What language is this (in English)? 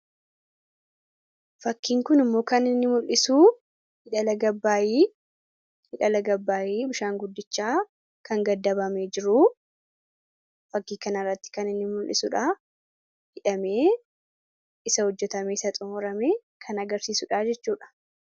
Oromo